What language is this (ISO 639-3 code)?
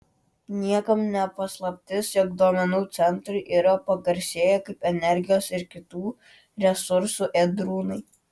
lit